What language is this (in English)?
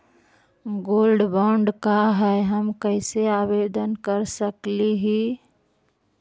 Magahi